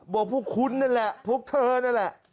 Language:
Thai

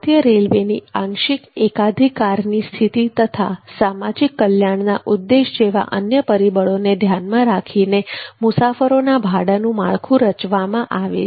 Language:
Gujarati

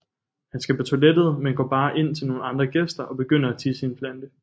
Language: Danish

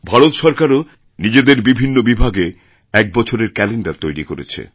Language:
Bangla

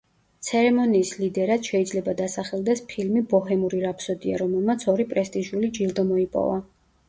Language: Georgian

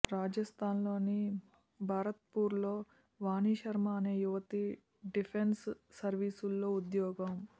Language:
Telugu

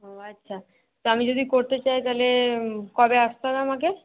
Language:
Bangla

